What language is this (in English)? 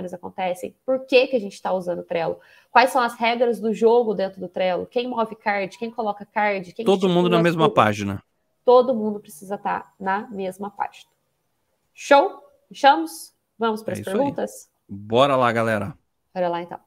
Portuguese